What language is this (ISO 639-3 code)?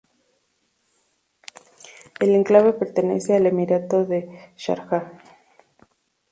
spa